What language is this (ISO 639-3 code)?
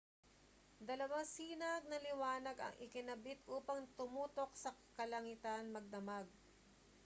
fil